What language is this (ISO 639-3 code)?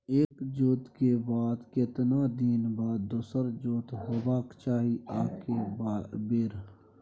mai